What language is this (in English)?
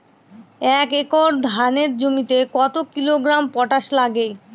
Bangla